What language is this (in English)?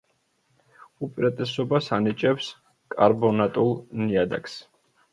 Georgian